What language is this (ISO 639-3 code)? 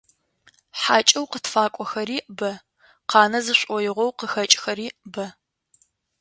ady